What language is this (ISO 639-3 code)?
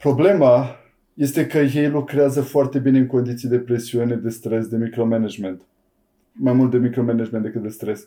ron